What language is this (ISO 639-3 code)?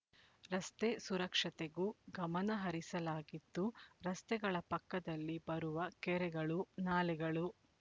kan